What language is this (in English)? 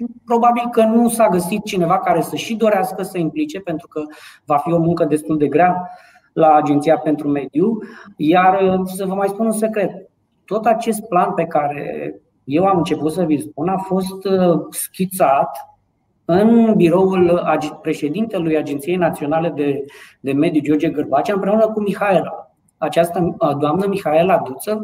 Romanian